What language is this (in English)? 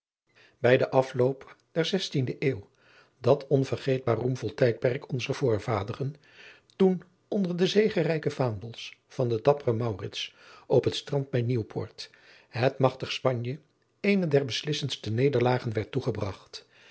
Dutch